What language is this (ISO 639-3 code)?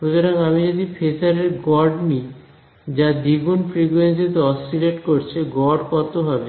ben